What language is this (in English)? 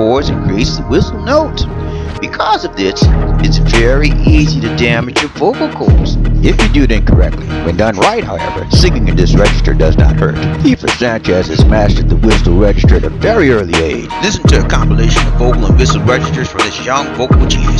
English